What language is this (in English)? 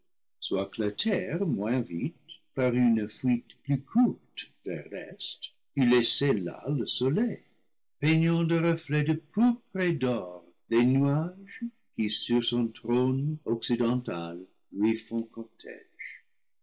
French